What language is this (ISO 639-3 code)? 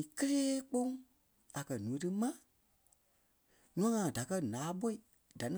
kpe